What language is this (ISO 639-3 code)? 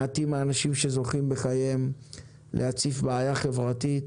heb